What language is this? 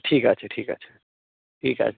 Bangla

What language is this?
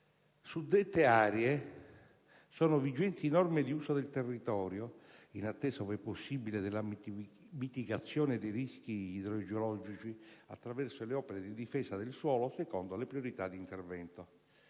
Italian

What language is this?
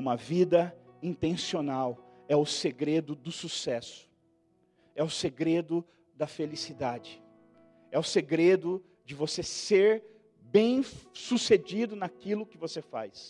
Portuguese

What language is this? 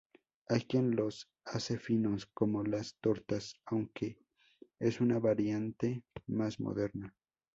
Spanish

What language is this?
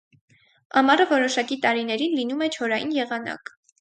Armenian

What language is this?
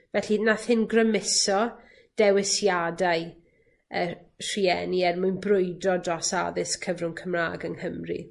Welsh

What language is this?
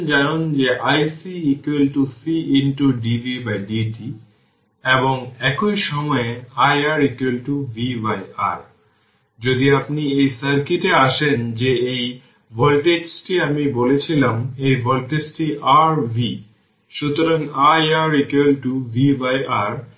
Bangla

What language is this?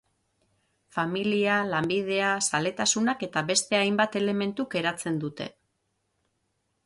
Basque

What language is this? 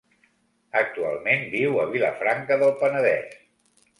Catalan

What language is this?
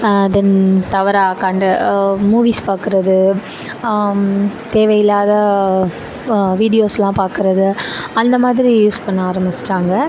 Tamil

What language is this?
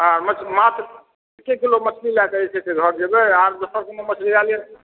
Maithili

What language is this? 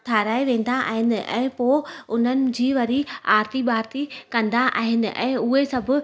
Sindhi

